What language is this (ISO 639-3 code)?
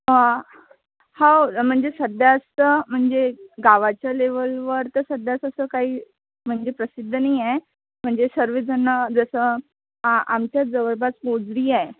mar